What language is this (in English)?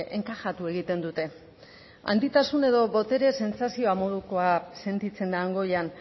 Basque